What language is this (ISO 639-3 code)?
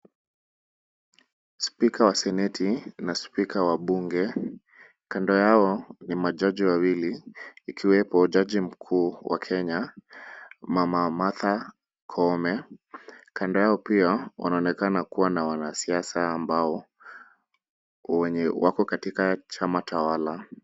swa